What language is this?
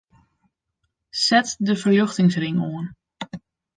Western Frisian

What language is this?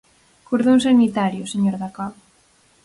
Galician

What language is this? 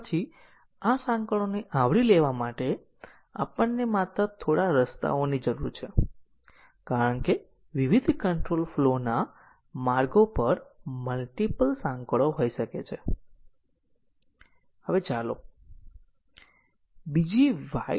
Gujarati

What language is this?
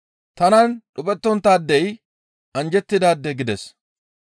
Gamo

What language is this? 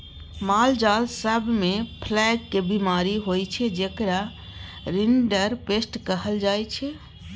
Maithili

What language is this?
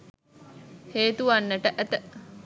Sinhala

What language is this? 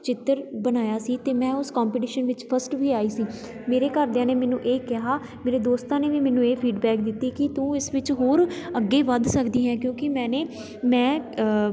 Punjabi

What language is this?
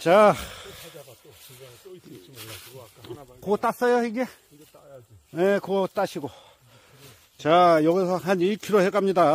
Korean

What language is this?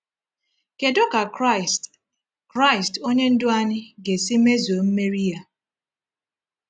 Igbo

